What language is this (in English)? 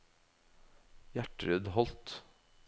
Norwegian